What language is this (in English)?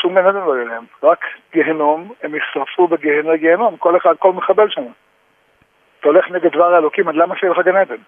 Hebrew